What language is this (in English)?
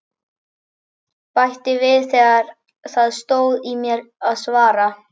Icelandic